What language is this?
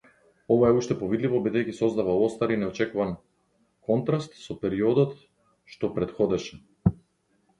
Macedonian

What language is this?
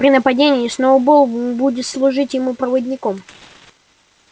Russian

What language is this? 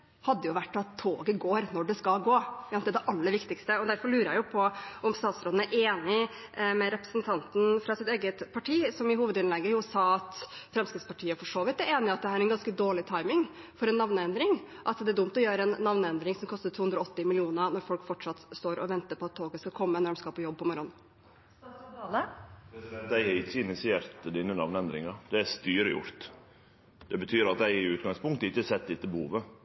Norwegian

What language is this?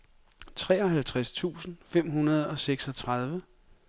Danish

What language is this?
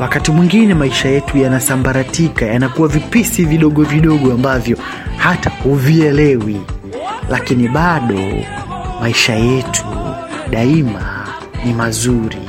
Swahili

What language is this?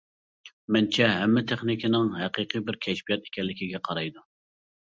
Uyghur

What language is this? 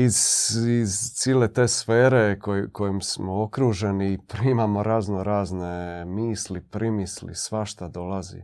Croatian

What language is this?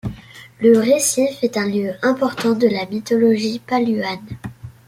French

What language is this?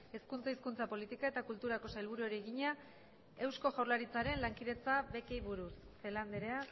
Basque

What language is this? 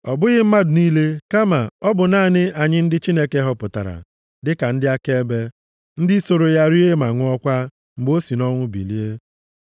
Igbo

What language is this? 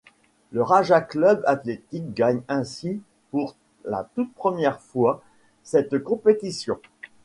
French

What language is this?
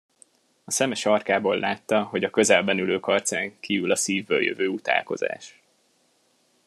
Hungarian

